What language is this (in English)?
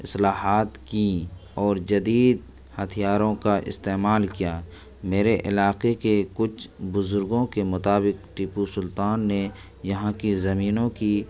Urdu